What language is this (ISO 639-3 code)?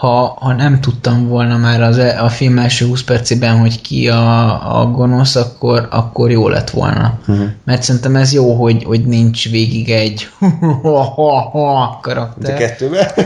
hun